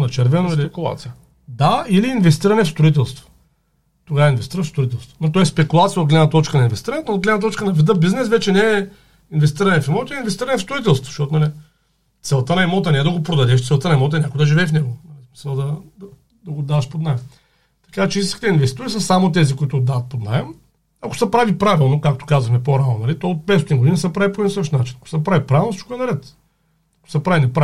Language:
Bulgarian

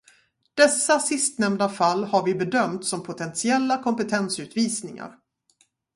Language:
Swedish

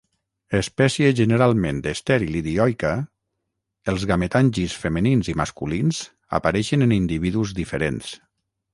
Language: Catalan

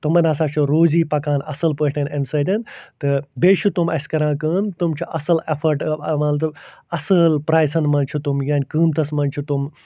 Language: Kashmiri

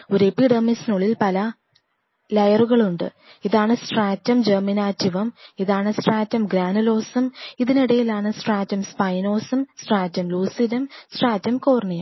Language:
Malayalam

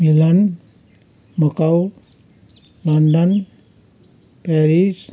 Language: Nepali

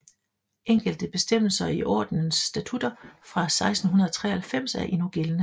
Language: Danish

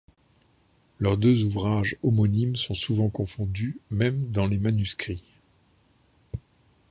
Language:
French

